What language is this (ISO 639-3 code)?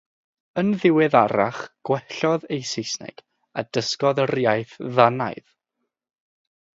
cym